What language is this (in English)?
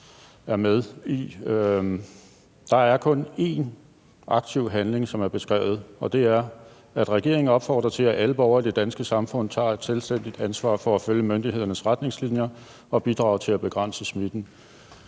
Danish